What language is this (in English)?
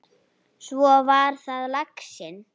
Icelandic